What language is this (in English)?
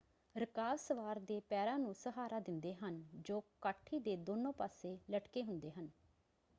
Punjabi